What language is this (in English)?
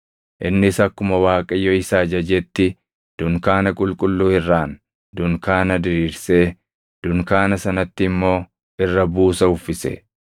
Oromo